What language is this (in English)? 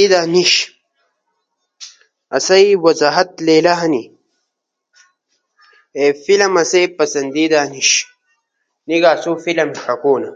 Ushojo